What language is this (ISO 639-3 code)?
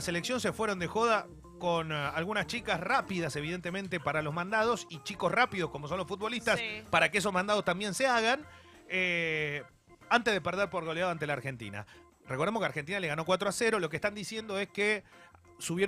spa